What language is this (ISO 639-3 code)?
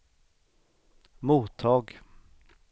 swe